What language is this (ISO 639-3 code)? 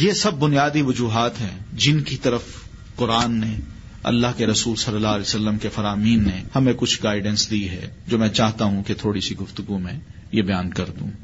urd